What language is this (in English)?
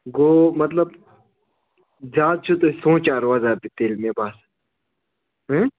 Kashmiri